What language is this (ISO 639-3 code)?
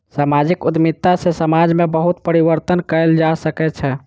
mai